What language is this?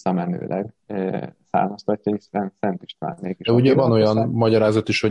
Hungarian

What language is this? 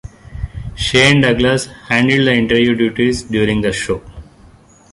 English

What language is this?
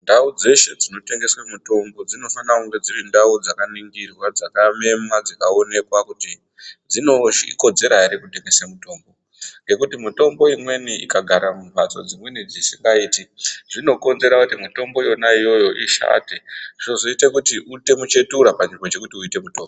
Ndau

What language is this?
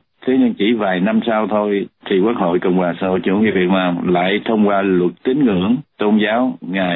Vietnamese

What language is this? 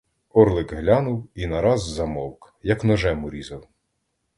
Ukrainian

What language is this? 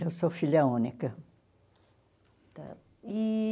Portuguese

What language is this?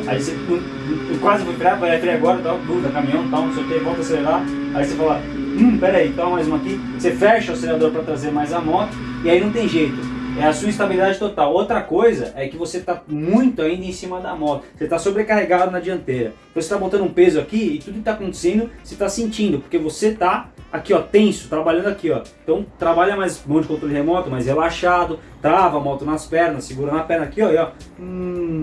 Portuguese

